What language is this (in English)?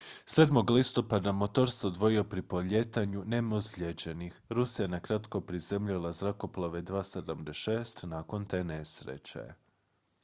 Croatian